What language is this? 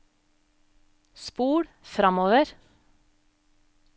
Norwegian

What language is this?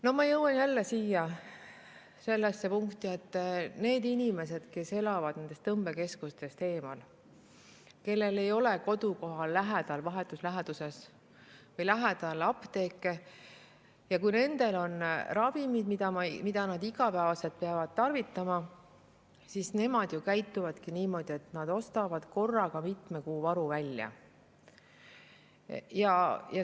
Estonian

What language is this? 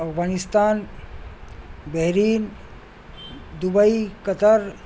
Urdu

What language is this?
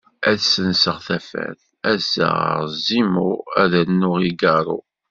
Kabyle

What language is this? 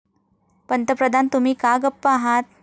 Marathi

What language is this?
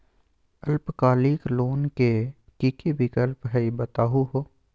Magahi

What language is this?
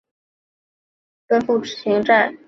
Chinese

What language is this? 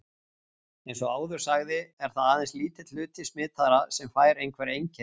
Icelandic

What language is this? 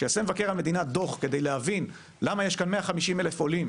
Hebrew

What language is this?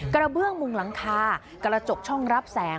Thai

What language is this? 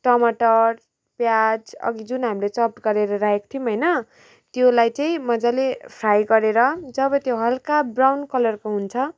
Nepali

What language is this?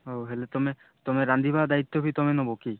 Odia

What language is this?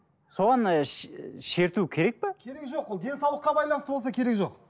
Kazakh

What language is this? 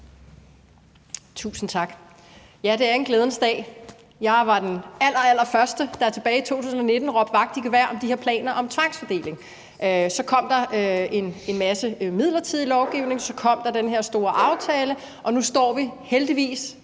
Danish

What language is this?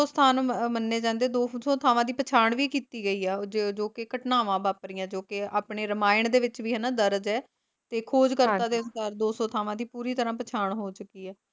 Punjabi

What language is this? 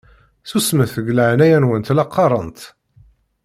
Kabyle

